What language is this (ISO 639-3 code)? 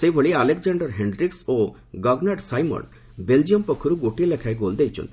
ori